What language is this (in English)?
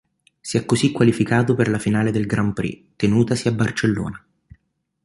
Italian